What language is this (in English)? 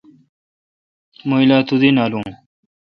Kalkoti